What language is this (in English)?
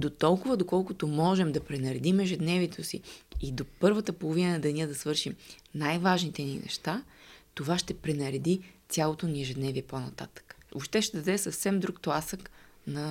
Bulgarian